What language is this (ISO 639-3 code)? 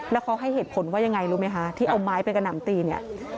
tha